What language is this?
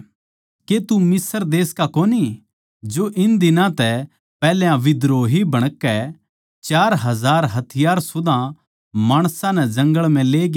Haryanvi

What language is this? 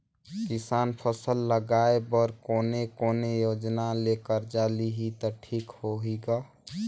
Chhattisgarhi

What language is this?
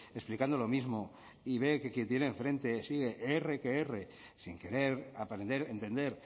Spanish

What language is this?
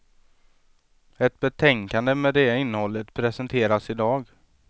Swedish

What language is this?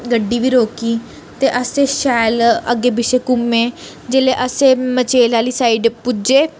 Dogri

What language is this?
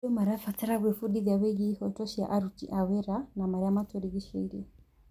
Kikuyu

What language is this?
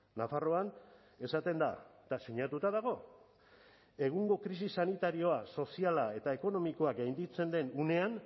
Basque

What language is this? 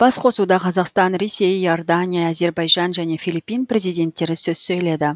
Kazakh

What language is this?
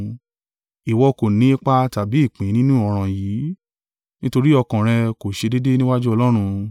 Yoruba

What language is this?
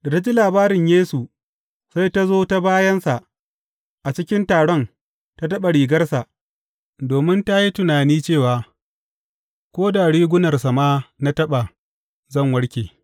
Hausa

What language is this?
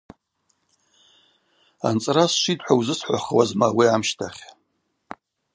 Abaza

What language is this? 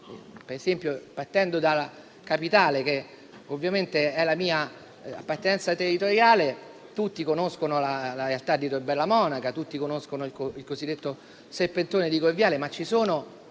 Italian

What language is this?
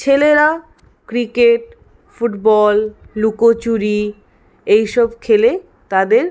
Bangla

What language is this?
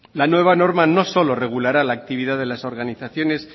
Spanish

